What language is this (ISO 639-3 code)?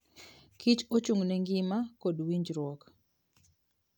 luo